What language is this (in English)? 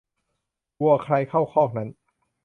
Thai